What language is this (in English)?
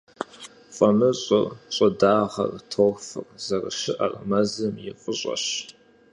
Kabardian